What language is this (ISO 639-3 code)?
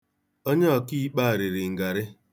ibo